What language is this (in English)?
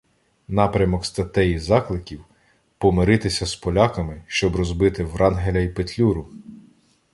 Ukrainian